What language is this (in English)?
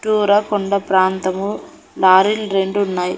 Telugu